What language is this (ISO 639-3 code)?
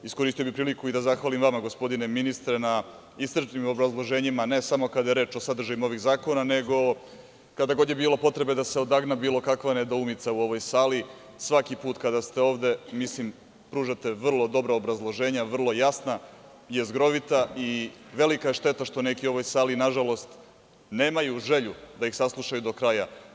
srp